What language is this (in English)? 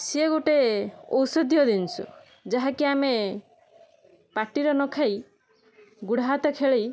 Odia